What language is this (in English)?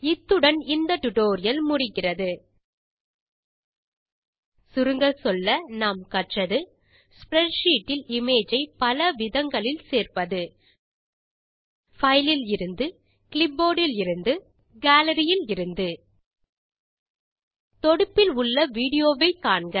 Tamil